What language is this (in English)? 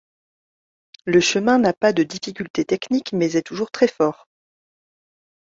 French